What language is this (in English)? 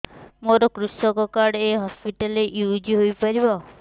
Odia